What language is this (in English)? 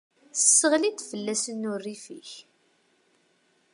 Kabyle